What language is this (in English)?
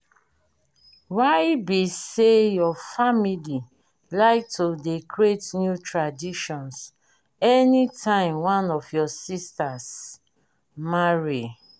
Nigerian Pidgin